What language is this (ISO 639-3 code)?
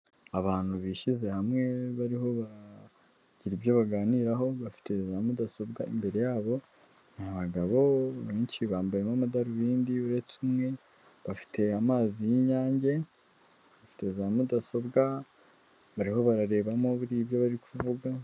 kin